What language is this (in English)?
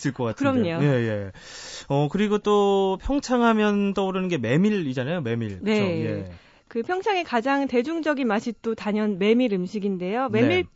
Korean